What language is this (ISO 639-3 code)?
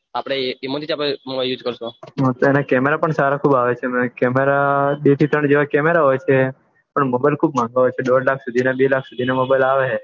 guj